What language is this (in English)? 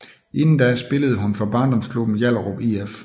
Danish